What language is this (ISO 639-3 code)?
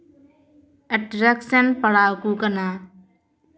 sat